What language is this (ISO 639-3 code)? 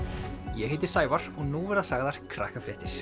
isl